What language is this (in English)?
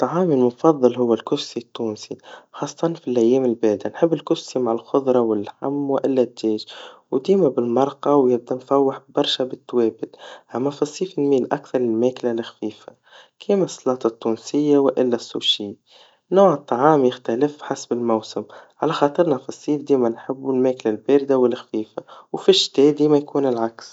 Tunisian Arabic